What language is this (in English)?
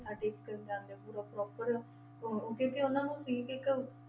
Punjabi